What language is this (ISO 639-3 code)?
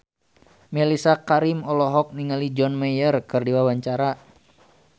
sun